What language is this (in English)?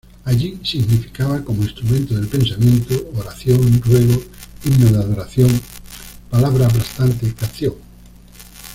Spanish